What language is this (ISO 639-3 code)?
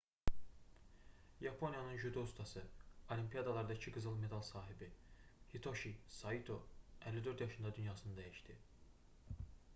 aze